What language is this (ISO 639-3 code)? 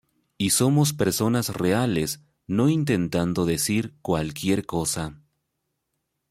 spa